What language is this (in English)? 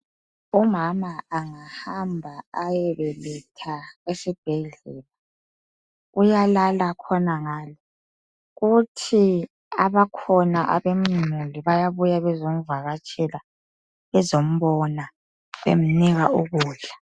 North Ndebele